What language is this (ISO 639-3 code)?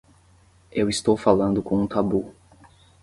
por